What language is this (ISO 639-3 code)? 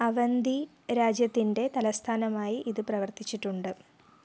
mal